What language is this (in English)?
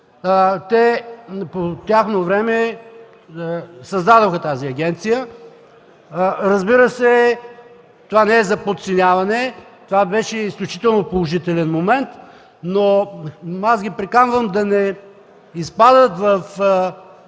Bulgarian